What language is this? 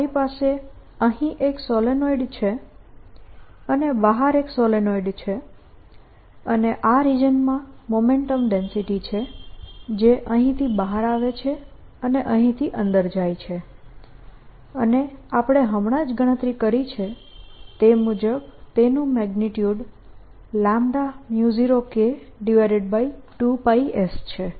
Gujarati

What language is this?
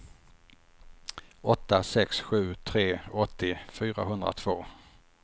Swedish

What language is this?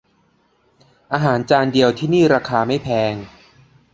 Thai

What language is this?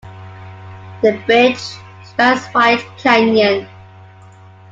English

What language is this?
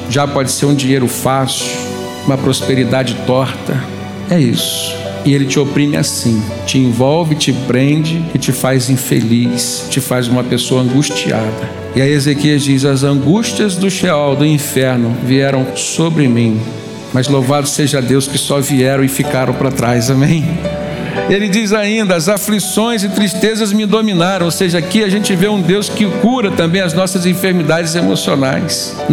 Portuguese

